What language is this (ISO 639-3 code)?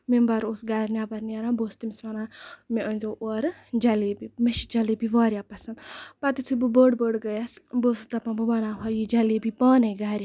kas